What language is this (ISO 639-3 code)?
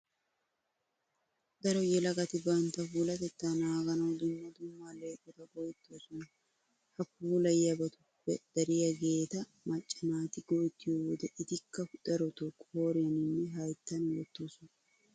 wal